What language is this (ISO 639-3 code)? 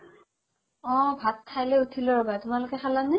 asm